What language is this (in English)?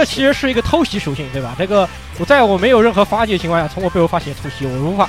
Chinese